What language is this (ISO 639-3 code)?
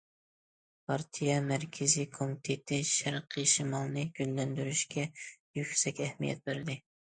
uig